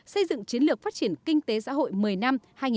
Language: Vietnamese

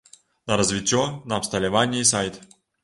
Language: Belarusian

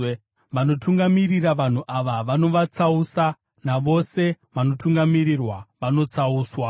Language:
Shona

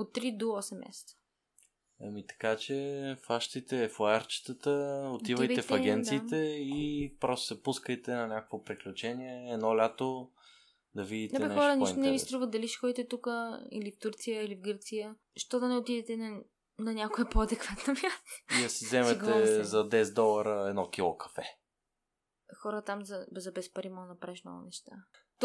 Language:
Bulgarian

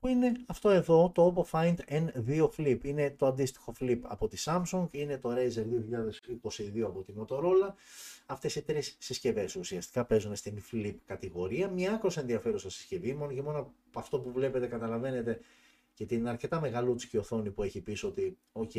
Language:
Greek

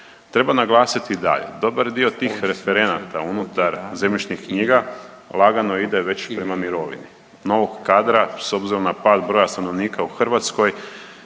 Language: Croatian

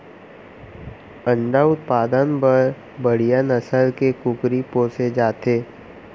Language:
Chhattisgarhi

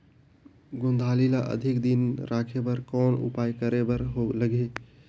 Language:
Chhattisgarhi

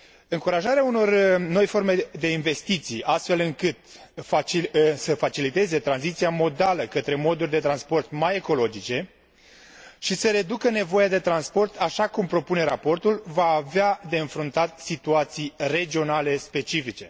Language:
Romanian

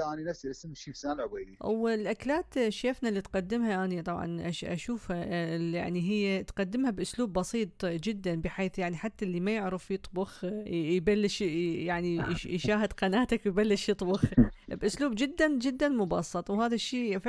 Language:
Arabic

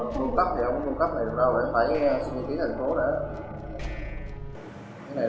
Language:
Vietnamese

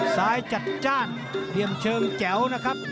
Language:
Thai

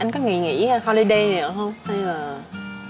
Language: Vietnamese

